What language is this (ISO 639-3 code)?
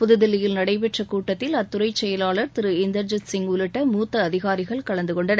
tam